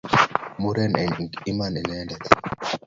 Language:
Kalenjin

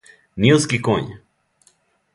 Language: Serbian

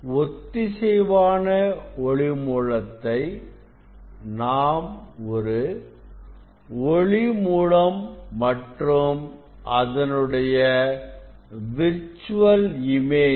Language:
Tamil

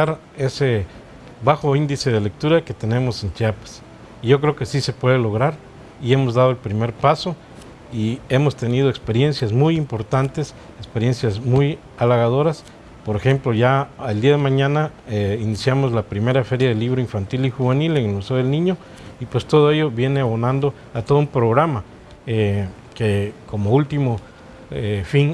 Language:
Spanish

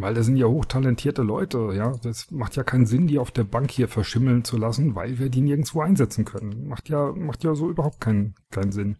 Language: German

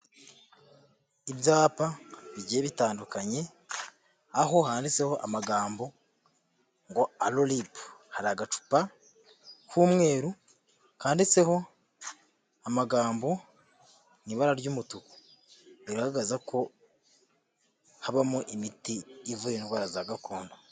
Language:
Kinyarwanda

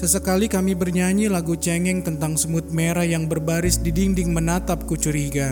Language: Indonesian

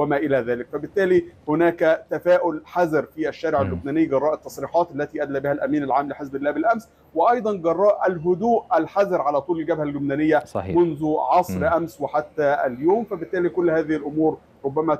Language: Arabic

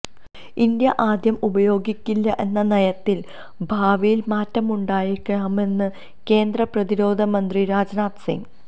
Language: Malayalam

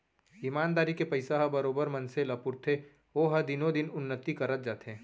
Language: Chhattisgarhi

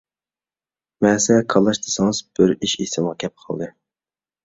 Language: Uyghur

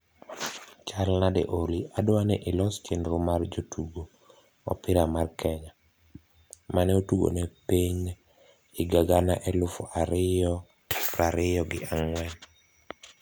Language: Luo (Kenya and Tanzania)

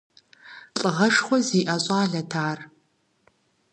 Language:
Kabardian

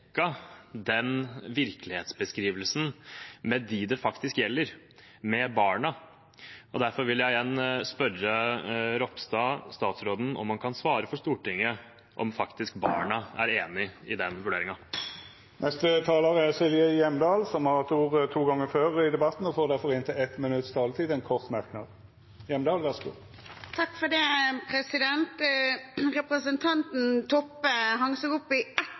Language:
Norwegian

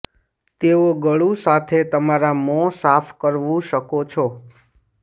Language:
Gujarati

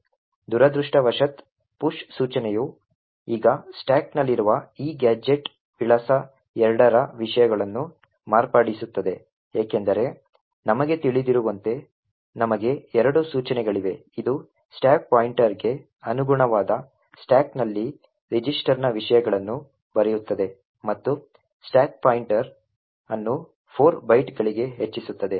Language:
Kannada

